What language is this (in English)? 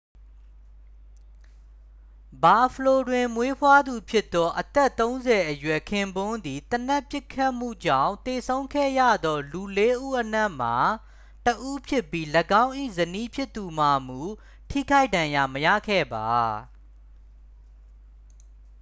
Burmese